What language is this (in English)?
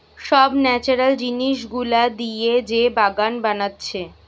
Bangla